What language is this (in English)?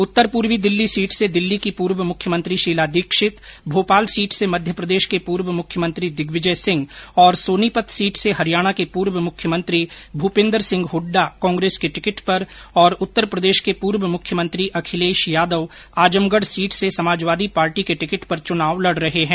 Hindi